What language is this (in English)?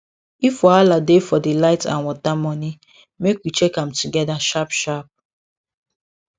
Nigerian Pidgin